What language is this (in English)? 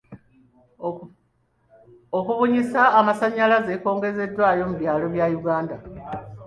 Ganda